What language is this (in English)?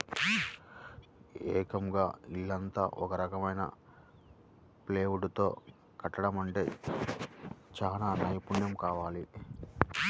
Telugu